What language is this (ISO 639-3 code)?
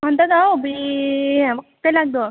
nep